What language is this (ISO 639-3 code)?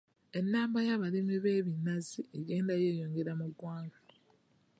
lug